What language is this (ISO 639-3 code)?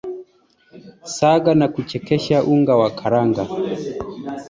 swa